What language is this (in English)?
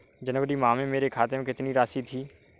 Hindi